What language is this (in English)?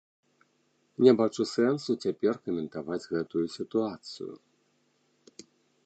Belarusian